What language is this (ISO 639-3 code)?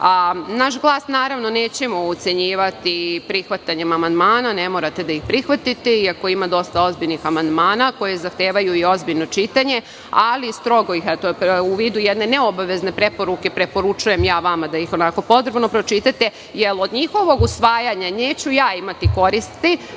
srp